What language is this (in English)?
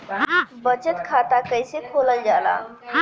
Bhojpuri